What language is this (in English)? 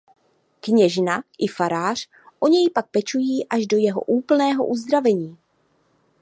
Czech